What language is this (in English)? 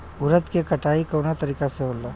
Bhojpuri